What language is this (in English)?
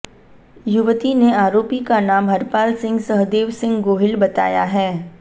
Hindi